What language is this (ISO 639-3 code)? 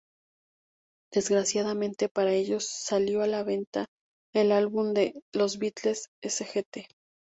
spa